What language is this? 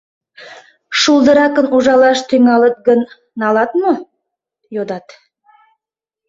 Mari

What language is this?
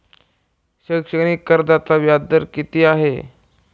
Marathi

